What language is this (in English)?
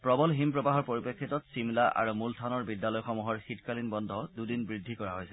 Assamese